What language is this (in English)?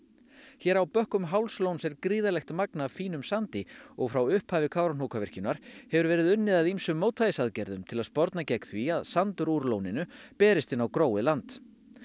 Icelandic